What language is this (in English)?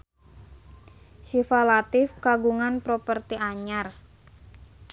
Sundanese